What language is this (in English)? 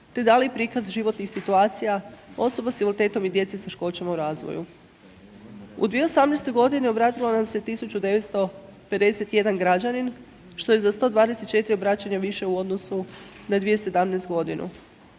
Croatian